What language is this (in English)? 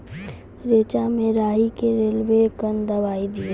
Maithili